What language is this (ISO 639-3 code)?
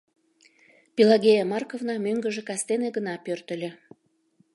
chm